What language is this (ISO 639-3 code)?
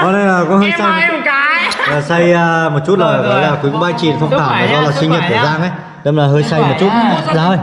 vie